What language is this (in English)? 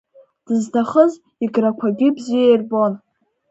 Abkhazian